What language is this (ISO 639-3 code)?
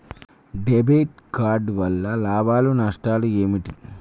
tel